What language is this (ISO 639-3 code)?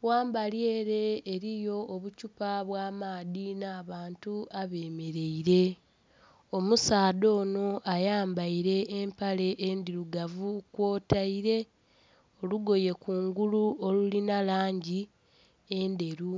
xog